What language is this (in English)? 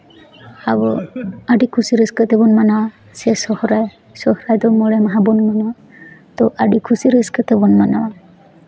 Santali